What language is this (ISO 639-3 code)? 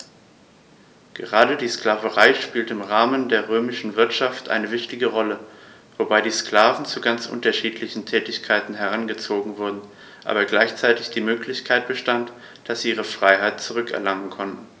deu